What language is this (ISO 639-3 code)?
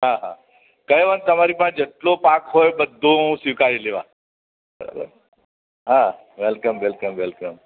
guj